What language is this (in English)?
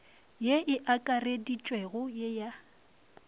Northern Sotho